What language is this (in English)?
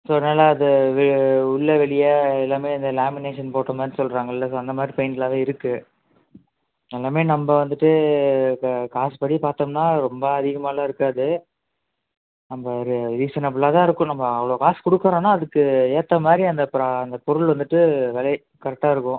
Tamil